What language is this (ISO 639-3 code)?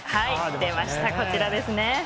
jpn